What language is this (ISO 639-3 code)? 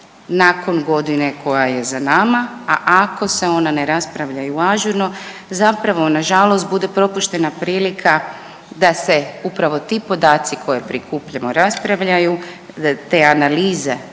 hrv